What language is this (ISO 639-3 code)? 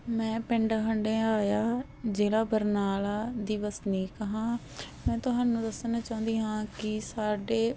pan